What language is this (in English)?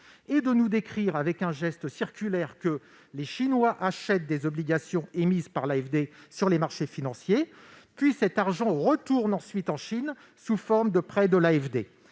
French